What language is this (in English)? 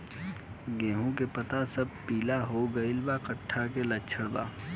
Bhojpuri